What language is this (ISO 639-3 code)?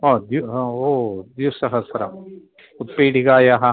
san